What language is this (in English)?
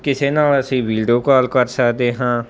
Punjabi